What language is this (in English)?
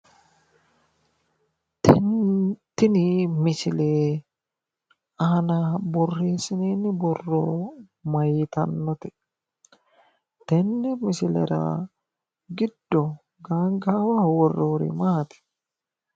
Sidamo